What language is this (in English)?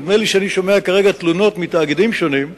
Hebrew